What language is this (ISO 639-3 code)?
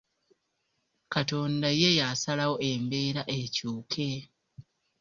lug